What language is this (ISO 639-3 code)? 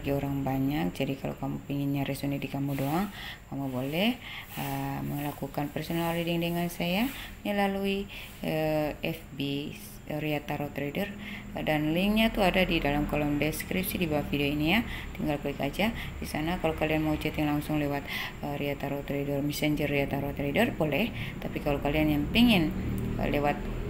ind